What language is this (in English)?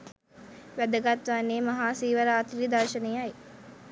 Sinhala